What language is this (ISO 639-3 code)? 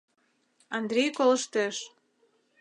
chm